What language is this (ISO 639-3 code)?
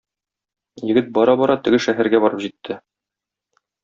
tat